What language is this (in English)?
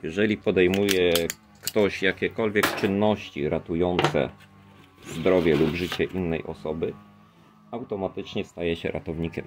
Polish